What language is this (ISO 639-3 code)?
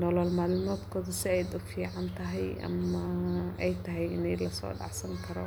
som